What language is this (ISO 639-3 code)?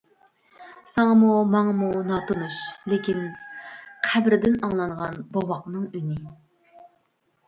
uig